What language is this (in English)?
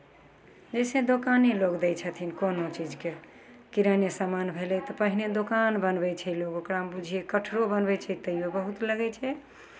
Maithili